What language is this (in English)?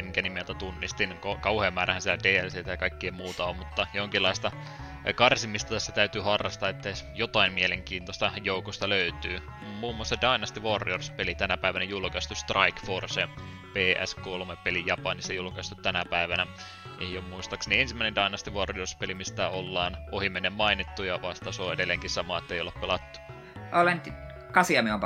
Finnish